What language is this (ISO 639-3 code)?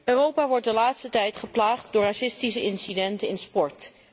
nld